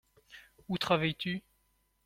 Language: French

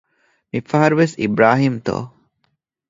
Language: Divehi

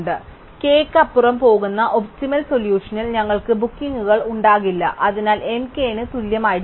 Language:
Malayalam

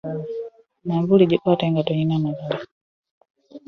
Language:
Ganda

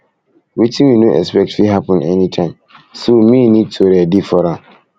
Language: Nigerian Pidgin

